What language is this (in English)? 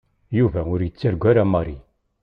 Kabyle